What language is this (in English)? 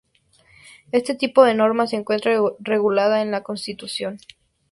Spanish